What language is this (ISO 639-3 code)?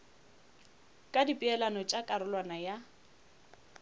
nso